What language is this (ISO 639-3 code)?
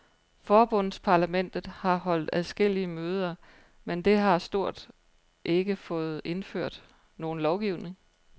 dan